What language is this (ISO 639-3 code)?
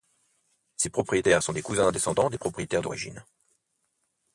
fra